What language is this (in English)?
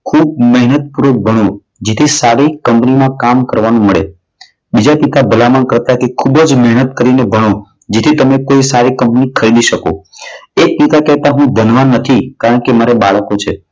Gujarati